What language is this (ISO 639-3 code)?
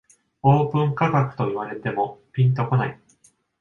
jpn